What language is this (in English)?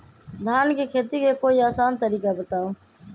Magahi